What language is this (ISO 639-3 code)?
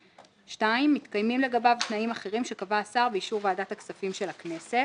heb